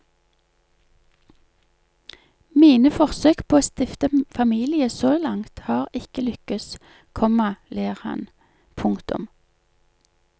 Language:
Norwegian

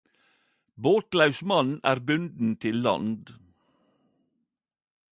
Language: Norwegian Nynorsk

